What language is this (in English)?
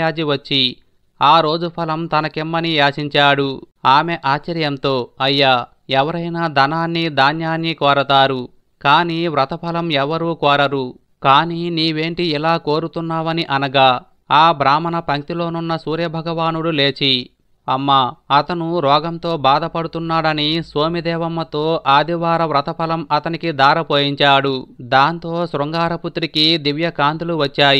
Telugu